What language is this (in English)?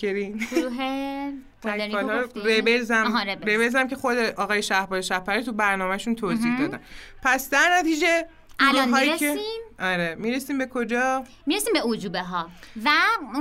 Persian